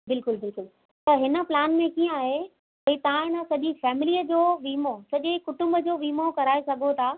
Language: Sindhi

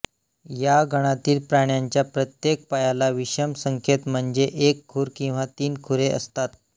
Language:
Marathi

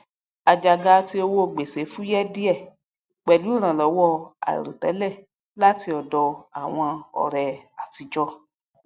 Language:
Yoruba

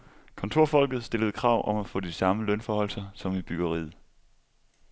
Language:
Danish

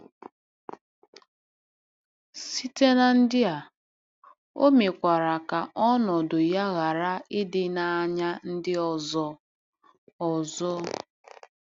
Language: Igbo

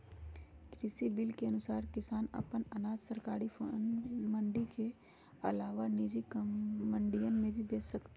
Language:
Magahi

